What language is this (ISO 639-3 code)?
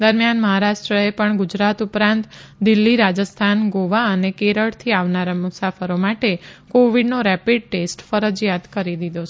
guj